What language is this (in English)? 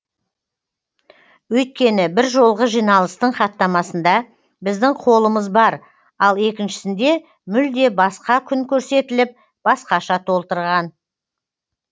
Kazakh